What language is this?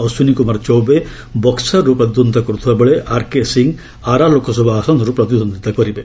Odia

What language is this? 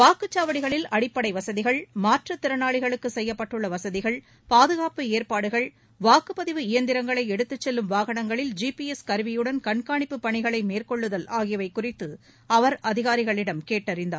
Tamil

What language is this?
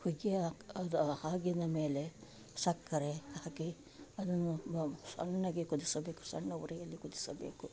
Kannada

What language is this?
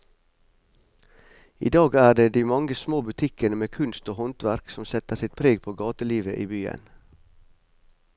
Norwegian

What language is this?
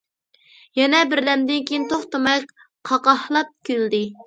Uyghur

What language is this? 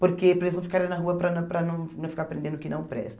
Portuguese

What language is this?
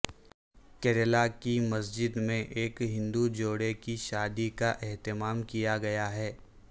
Urdu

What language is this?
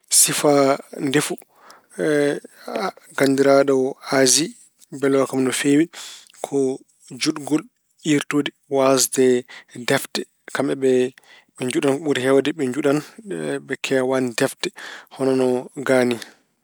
Fula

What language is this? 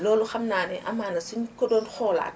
Wolof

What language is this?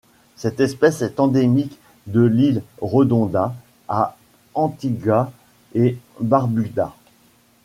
French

